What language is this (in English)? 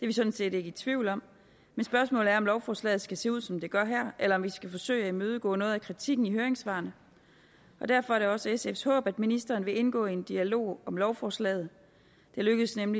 Danish